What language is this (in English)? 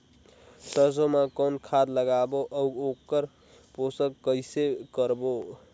Chhattisgarhi